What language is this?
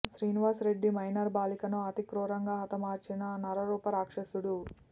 Telugu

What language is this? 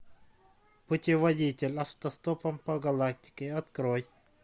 Russian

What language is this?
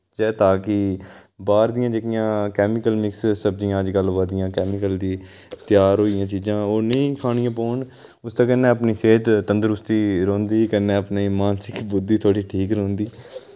Dogri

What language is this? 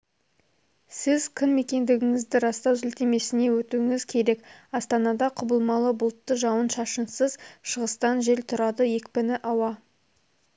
Kazakh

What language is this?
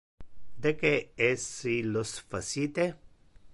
Interlingua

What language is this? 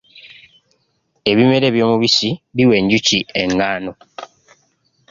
Ganda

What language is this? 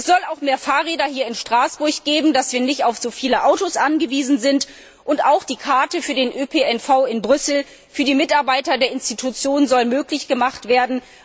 German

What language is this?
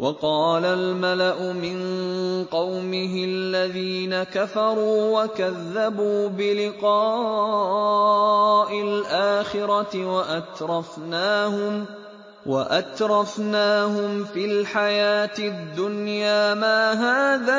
Arabic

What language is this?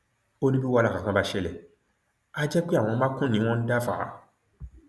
Yoruba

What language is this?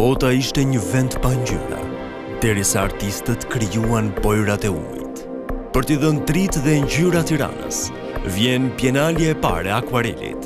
Romanian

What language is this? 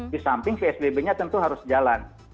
Indonesian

